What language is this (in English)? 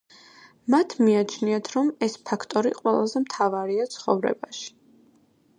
Georgian